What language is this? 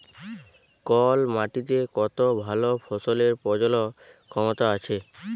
Bangla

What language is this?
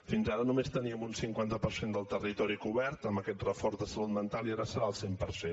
Catalan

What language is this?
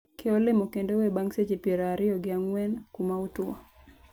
Luo (Kenya and Tanzania)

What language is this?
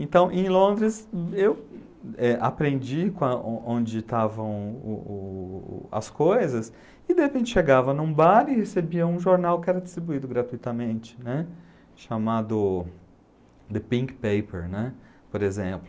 Portuguese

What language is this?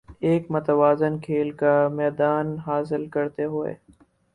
Urdu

